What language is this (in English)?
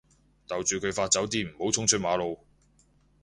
Cantonese